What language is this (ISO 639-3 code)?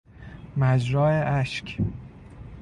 fas